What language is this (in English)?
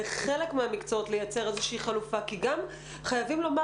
Hebrew